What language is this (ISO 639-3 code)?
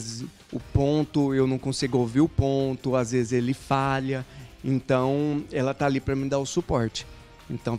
por